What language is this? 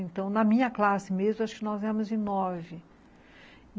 Portuguese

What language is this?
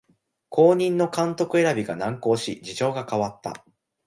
Japanese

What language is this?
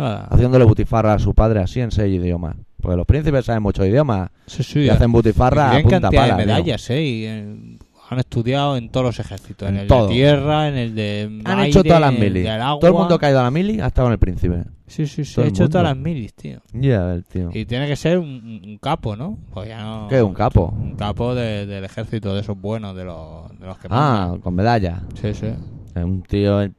Spanish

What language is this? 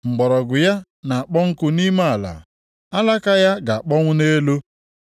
Igbo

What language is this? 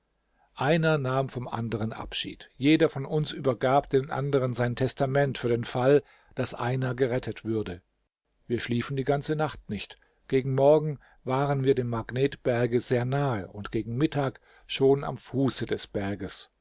German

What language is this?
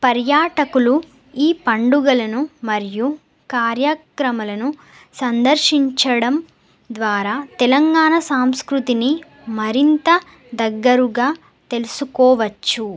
Telugu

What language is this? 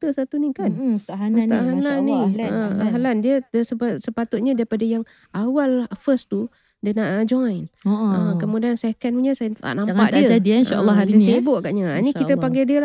Malay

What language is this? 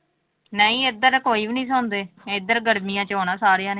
Punjabi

